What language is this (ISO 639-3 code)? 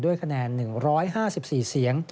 tha